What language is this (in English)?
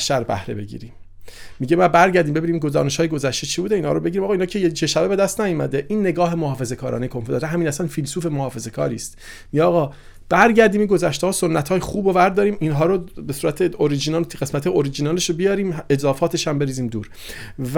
Persian